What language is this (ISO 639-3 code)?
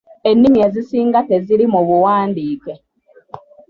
lug